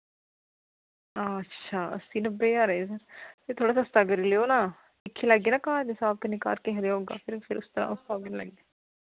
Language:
Dogri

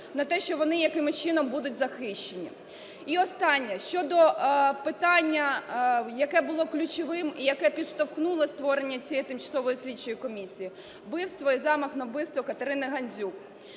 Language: Ukrainian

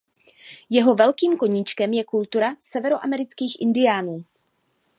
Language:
Czech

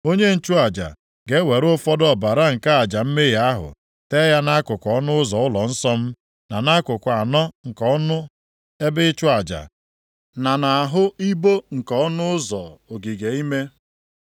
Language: Igbo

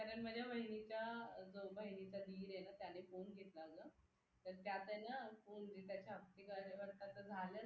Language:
Marathi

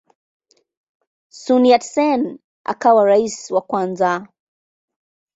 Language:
Swahili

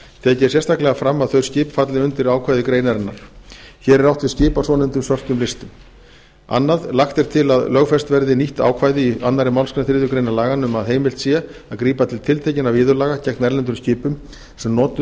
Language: Icelandic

